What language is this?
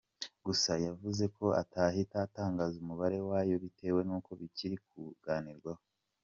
Kinyarwanda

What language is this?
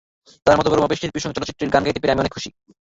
Bangla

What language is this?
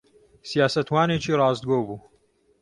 Central Kurdish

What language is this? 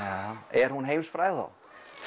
Icelandic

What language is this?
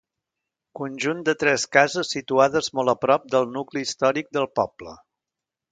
Catalan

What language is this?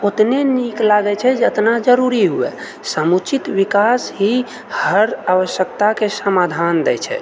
Maithili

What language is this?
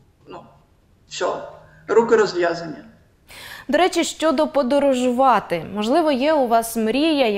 Ukrainian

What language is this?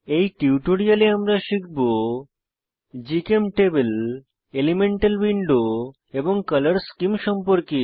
Bangla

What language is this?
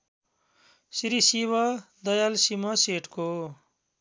Nepali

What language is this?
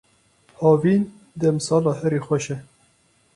Kurdish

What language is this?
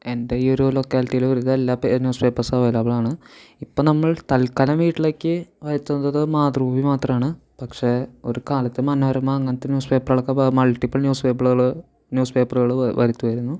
Malayalam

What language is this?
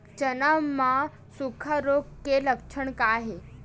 Chhattisgarhi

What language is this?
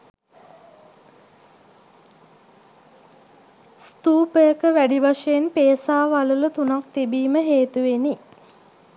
Sinhala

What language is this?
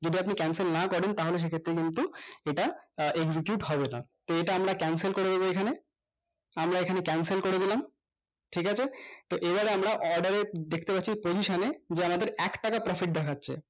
Bangla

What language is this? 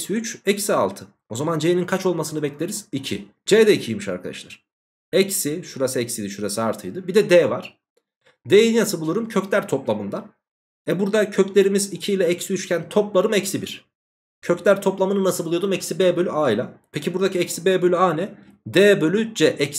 Turkish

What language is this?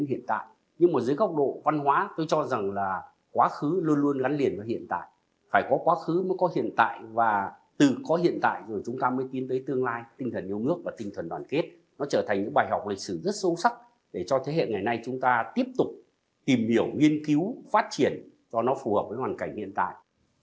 Vietnamese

